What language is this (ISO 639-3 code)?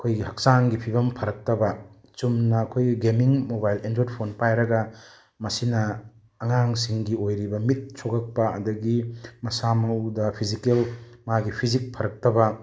mni